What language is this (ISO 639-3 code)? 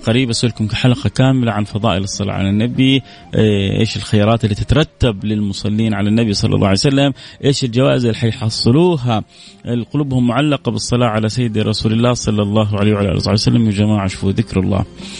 ara